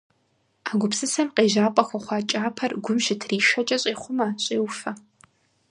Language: Kabardian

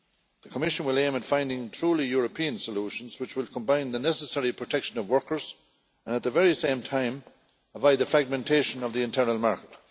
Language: English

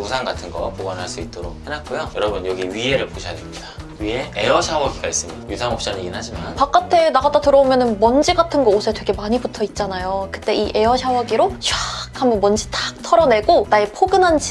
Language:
Korean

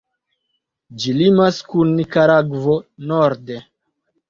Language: Esperanto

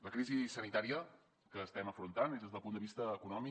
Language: Catalan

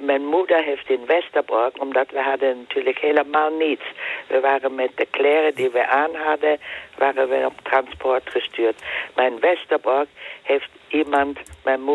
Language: Dutch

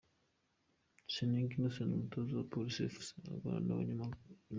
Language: Kinyarwanda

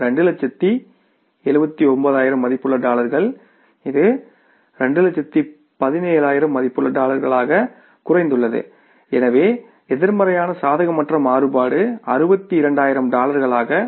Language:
Tamil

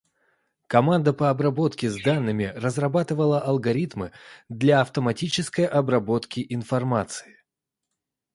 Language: Russian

